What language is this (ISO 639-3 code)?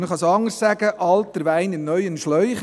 gsw